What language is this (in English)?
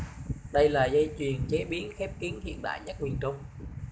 Vietnamese